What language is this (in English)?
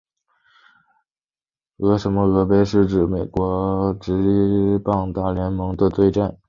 Chinese